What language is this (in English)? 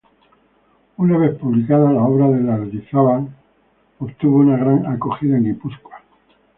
Spanish